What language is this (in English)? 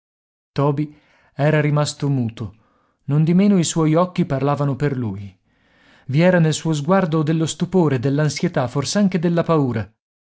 Italian